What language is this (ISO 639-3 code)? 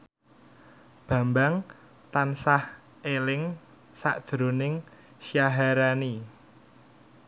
jav